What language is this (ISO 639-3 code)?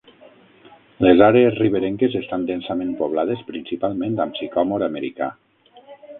cat